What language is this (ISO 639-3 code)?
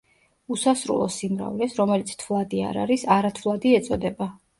kat